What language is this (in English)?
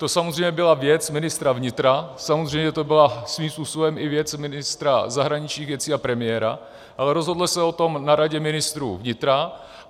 Czech